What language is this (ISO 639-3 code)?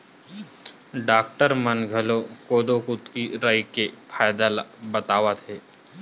hne